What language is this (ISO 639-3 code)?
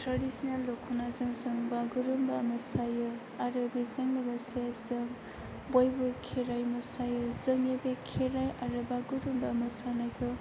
brx